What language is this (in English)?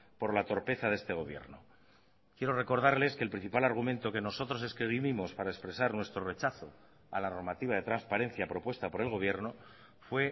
Spanish